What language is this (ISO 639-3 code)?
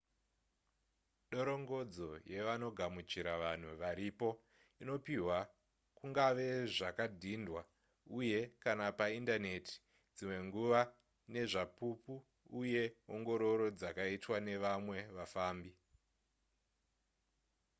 sna